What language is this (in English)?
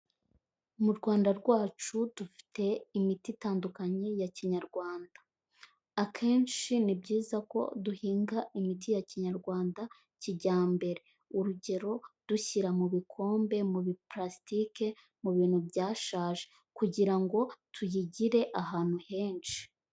Kinyarwanda